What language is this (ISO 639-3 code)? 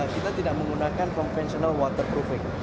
ind